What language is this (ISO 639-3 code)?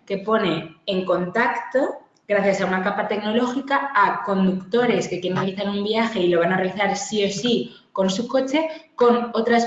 spa